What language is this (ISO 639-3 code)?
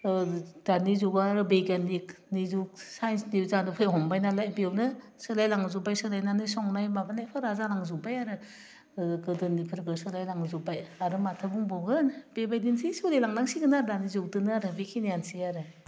brx